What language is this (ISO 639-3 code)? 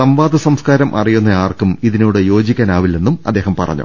mal